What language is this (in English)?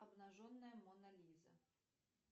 Russian